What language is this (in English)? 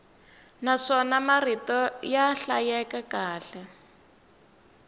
Tsonga